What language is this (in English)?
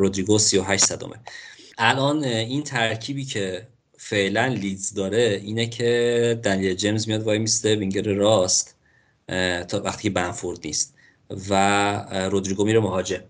Persian